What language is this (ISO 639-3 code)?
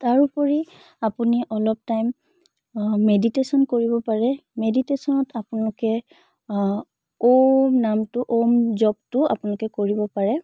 asm